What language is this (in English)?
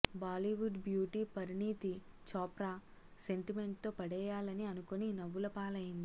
Telugu